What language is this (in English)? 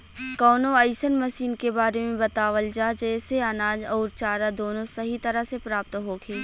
Bhojpuri